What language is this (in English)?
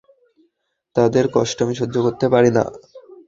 Bangla